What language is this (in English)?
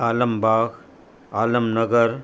Sindhi